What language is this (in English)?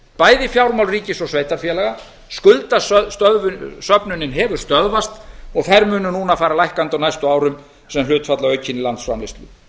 Icelandic